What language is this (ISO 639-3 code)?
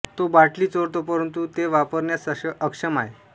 mar